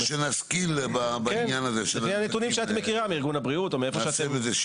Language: Hebrew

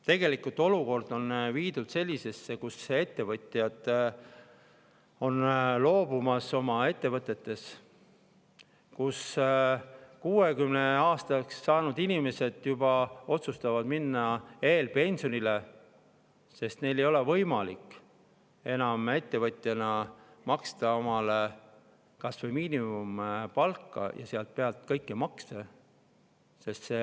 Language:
Estonian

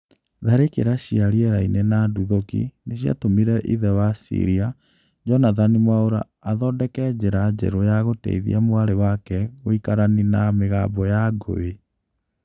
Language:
Kikuyu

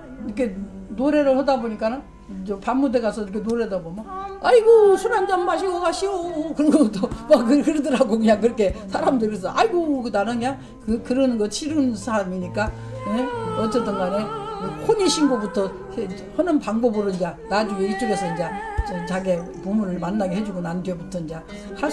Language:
Korean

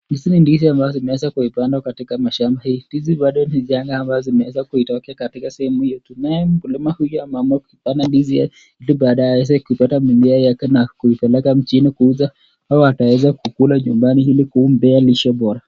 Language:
Swahili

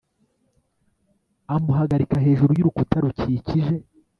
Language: Kinyarwanda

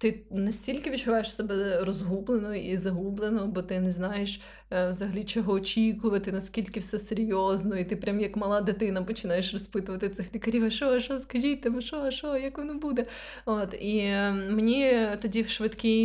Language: Ukrainian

